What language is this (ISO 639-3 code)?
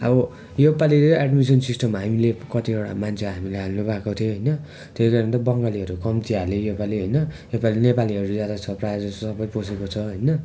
nep